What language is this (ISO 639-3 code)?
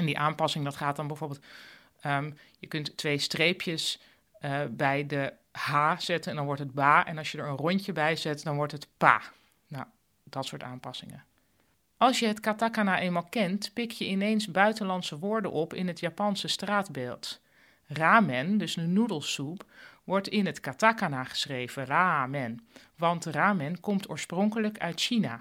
nld